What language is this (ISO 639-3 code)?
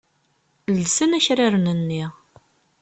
kab